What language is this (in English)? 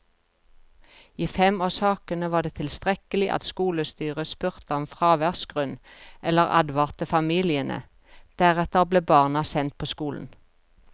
Norwegian